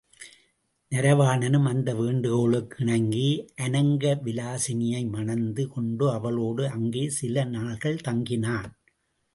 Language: Tamil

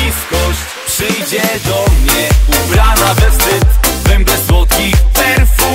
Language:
Polish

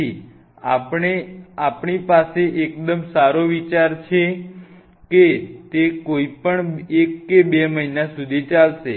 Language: Gujarati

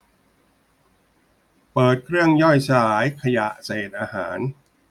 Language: Thai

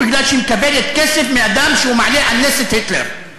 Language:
Hebrew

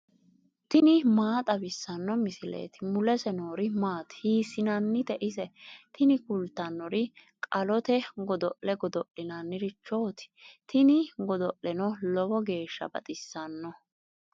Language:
Sidamo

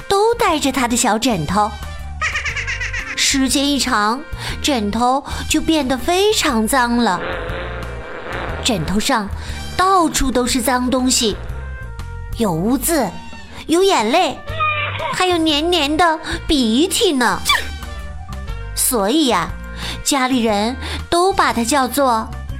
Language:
Chinese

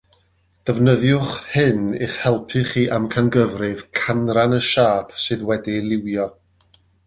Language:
Welsh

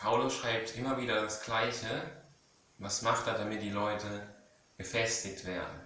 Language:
German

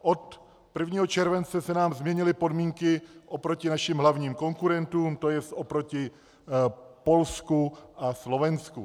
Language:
Czech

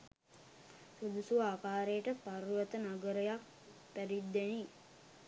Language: Sinhala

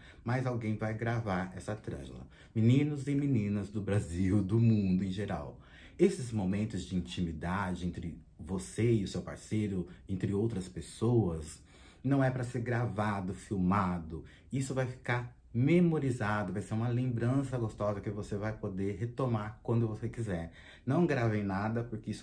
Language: Portuguese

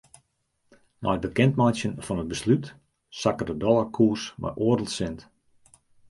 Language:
Western Frisian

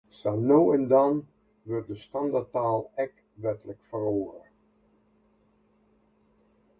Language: Western Frisian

